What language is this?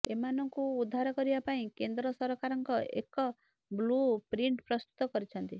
Odia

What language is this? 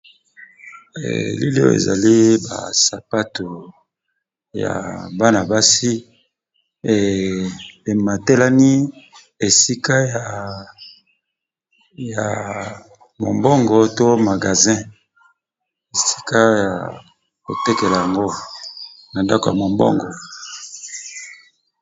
Lingala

